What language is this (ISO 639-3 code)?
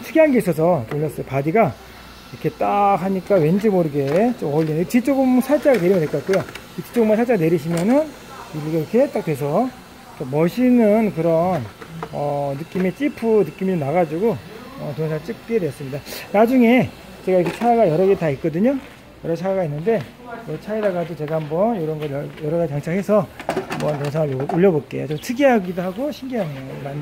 kor